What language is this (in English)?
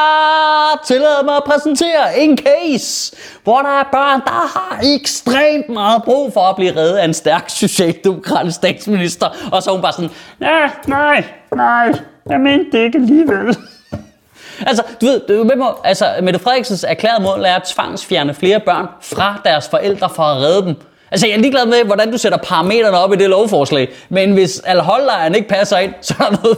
Danish